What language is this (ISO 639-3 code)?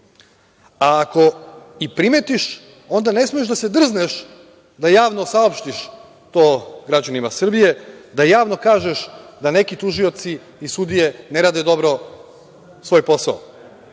srp